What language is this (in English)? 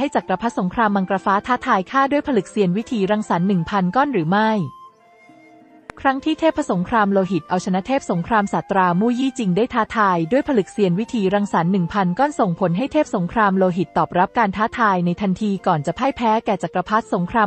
Thai